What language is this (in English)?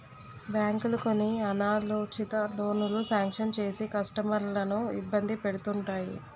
Telugu